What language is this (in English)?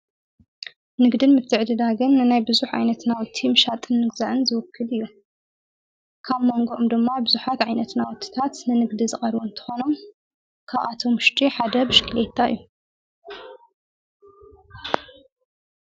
Tigrinya